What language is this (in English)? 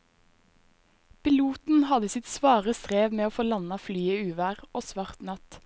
Norwegian